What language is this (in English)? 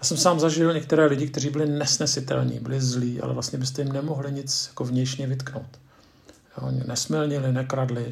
Czech